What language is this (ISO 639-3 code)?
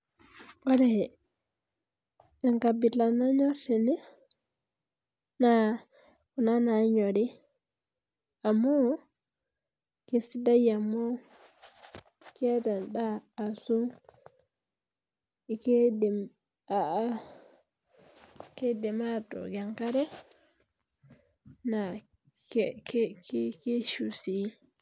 mas